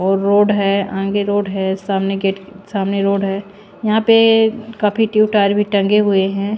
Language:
Hindi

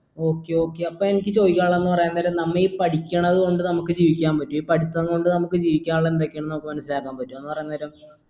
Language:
Malayalam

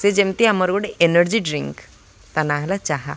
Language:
Odia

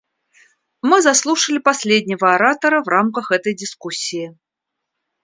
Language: Russian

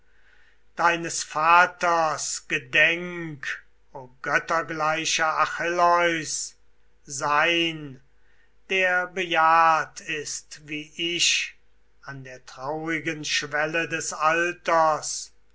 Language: German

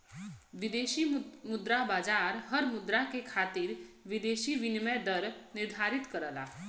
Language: Bhojpuri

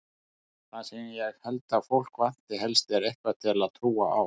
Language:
Icelandic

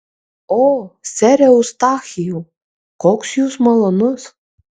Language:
Lithuanian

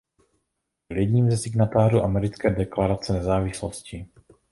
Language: Czech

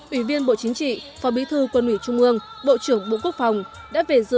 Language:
Vietnamese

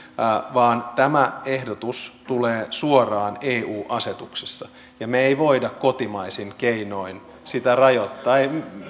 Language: Finnish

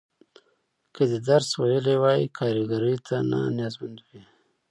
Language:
Pashto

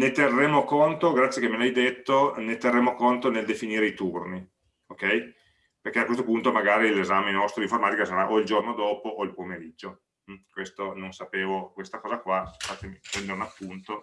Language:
Italian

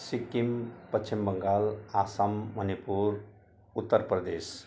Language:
Nepali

